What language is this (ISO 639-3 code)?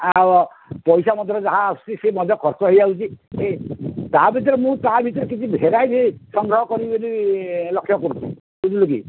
ori